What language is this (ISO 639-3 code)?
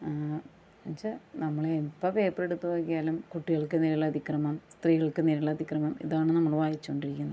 mal